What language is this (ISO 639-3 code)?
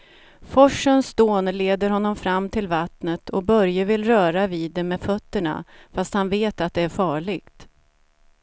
swe